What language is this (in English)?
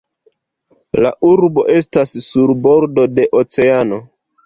Esperanto